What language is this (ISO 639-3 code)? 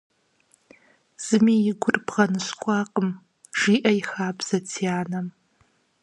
kbd